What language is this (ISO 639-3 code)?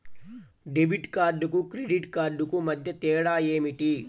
tel